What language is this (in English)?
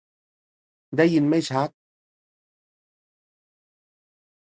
Thai